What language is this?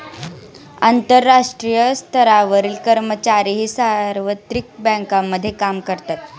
Marathi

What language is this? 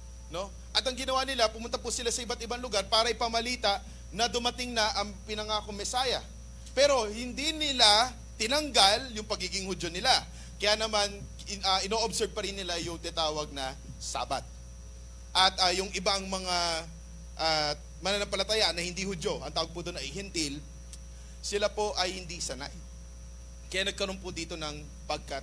Filipino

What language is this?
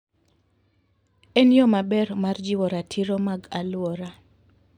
Luo (Kenya and Tanzania)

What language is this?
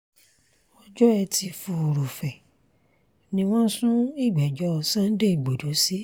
Yoruba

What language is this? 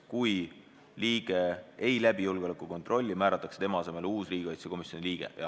Estonian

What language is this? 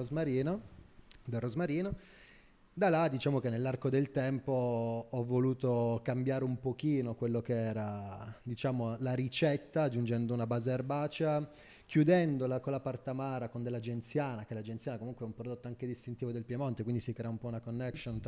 Italian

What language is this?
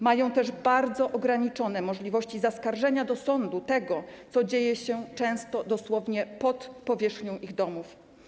Polish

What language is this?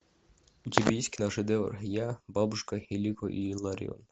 Russian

